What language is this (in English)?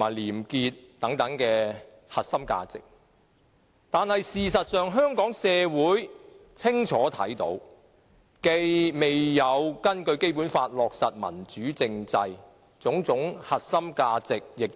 Cantonese